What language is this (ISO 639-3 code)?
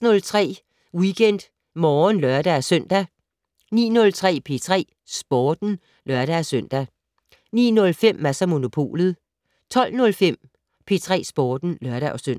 dan